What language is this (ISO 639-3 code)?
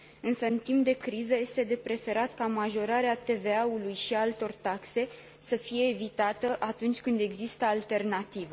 ron